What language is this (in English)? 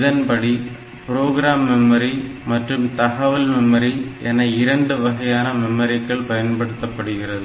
Tamil